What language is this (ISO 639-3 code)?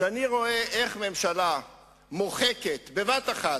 heb